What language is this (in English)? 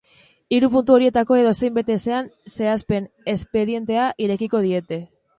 Basque